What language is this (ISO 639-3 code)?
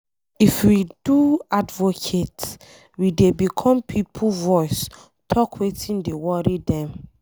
pcm